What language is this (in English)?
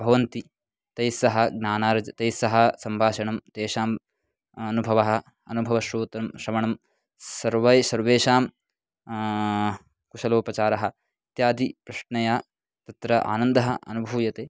Sanskrit